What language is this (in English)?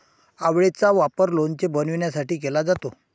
Marathi